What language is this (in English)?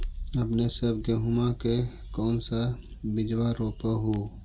Magahi